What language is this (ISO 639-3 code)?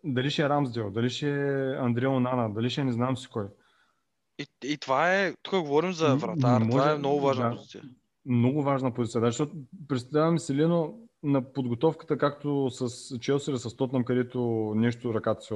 bul